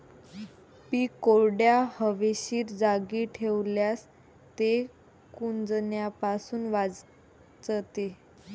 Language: Marathi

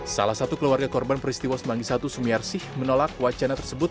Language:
Indonesian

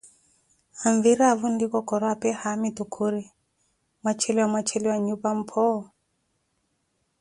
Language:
Koti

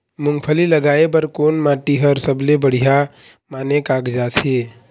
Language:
Chhattisgarhi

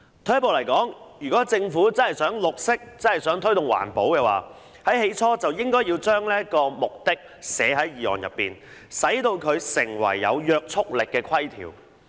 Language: Cantonese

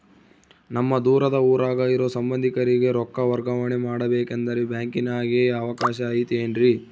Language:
Kannada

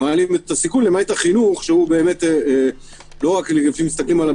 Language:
Hebrew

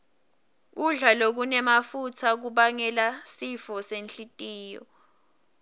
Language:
Swati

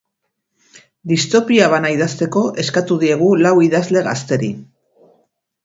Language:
Basque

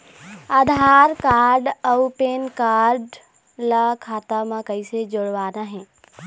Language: Chhattisgarhi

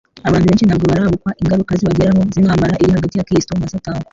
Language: Kinyarwanda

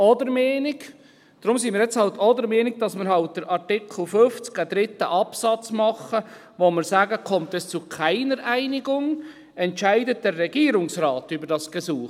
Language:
Swiss German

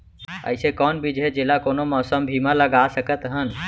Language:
Chhattisgarhi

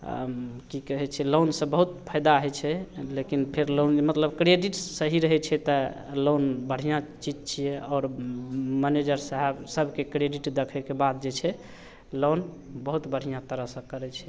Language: Maithili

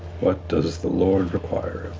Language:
English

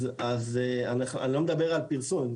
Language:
Hebrew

